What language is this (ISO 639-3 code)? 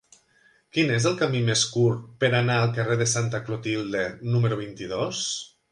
cat